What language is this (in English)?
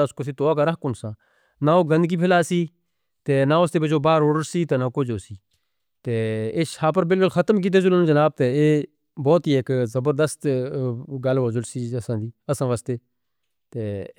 Northern Hindko